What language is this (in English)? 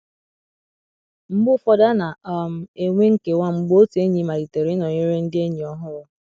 Igbo